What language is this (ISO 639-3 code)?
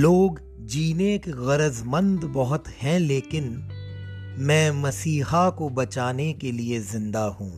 hin